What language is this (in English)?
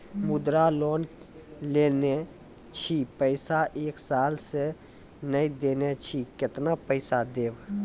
Maithili